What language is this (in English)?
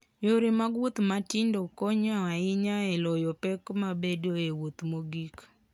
Luo (Kenya and Tanzania)